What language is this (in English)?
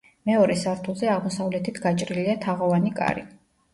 Georgian